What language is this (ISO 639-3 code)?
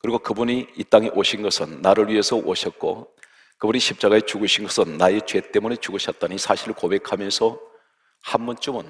kor